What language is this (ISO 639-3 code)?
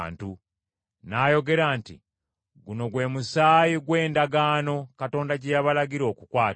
lug